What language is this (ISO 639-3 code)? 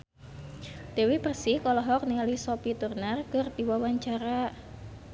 sun